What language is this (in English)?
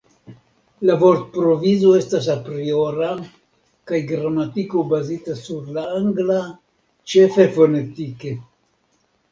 Esperanto